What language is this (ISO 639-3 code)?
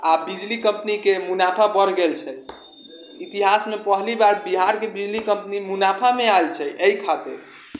mai